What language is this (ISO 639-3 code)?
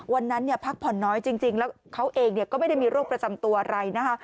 tha